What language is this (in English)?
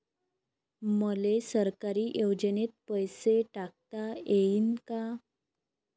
Marathi